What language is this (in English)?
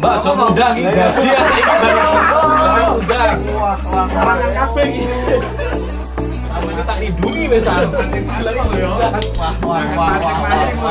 Indonesian